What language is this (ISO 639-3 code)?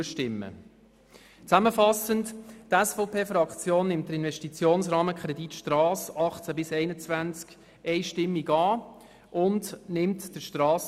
gsw